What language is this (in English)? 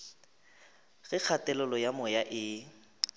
Northern Sotho